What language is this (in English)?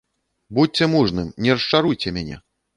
Belarusian